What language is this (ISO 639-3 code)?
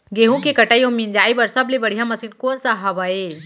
hne